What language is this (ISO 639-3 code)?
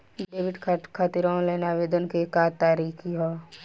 bho